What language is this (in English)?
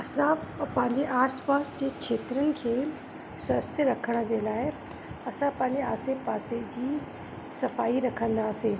Sindhi